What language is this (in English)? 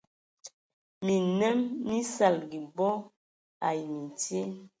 Ewondo